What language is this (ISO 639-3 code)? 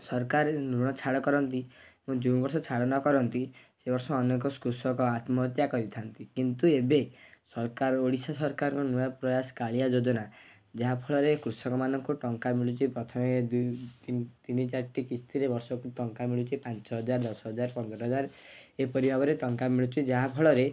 ori